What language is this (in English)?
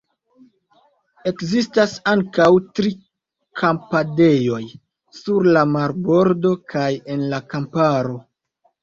Esperanto